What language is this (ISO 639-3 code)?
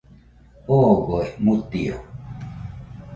hux